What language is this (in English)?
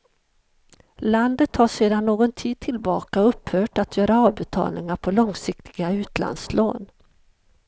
Swedish